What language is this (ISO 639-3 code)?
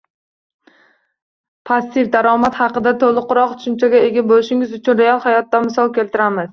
uzb